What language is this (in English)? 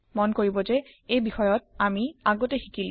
Assamese